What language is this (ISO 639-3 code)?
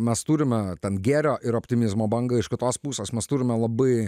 lit